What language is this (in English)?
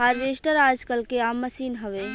Bhojpuri